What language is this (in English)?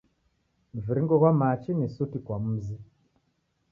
Taita